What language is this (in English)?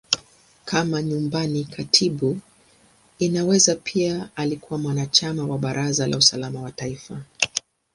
Swahili